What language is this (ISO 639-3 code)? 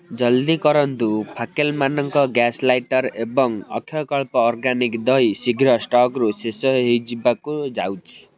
ori